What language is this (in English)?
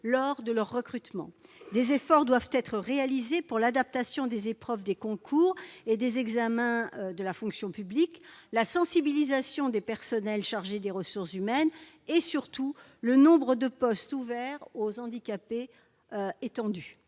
French